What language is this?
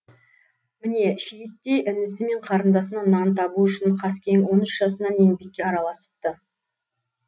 Kazakh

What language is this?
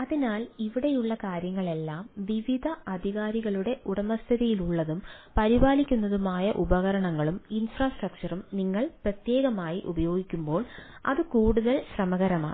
Malayalam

